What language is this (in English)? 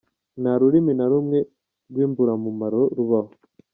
Kinyarwanda